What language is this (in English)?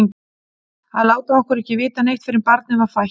Icelandic